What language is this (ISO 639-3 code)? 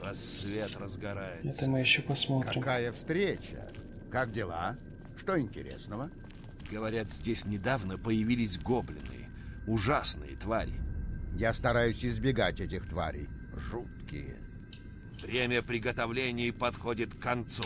rus